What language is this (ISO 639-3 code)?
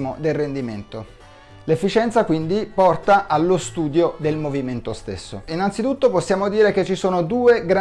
ita